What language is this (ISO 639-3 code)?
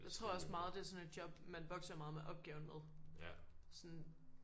dan